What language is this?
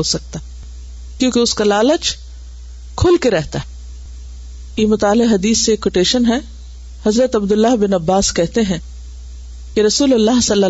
Urdu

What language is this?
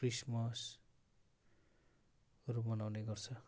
Nepali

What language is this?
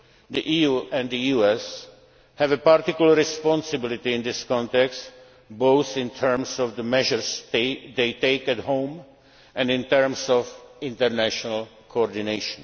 English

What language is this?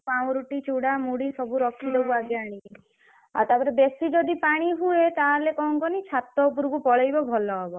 Odia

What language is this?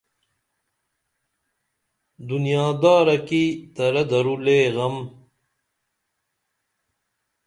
Dameli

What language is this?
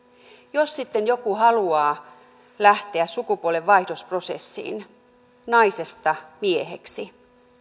Finnish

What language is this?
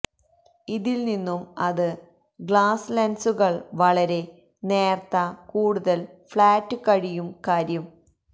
Malayalam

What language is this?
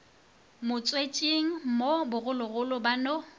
Northern Sotho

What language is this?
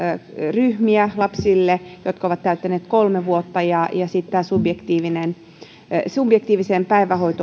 Finnish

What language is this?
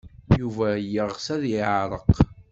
Kabyle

